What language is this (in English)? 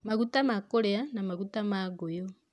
Kikuyu